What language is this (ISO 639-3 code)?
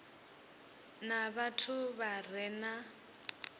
ven